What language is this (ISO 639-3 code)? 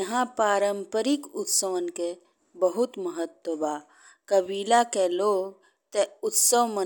bho